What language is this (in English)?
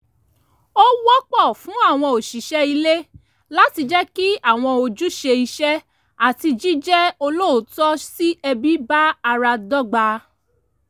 Yoruba